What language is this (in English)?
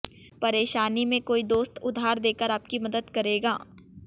Hindi